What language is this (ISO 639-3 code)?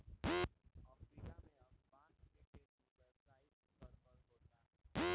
bho